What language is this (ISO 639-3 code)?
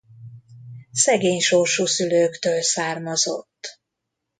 hun